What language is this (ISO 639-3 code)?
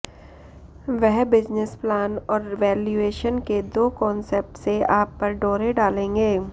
hin